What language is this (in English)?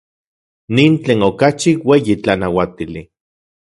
Central Puebla Nahuatl